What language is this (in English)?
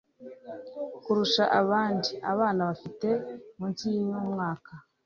Kinyarwanda